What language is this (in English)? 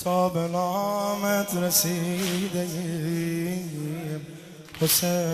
Persian